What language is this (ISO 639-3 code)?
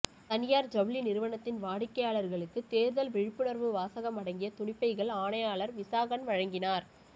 tam